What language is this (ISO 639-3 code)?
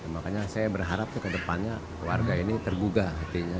ind